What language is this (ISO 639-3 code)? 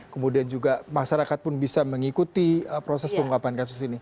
ind